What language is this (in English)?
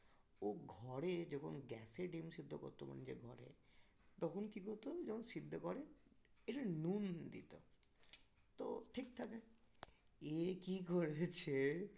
Bangla